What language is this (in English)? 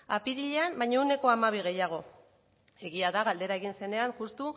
Basque